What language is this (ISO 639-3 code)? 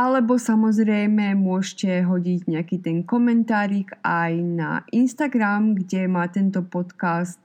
slk